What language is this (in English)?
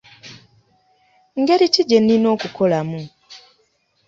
Ganda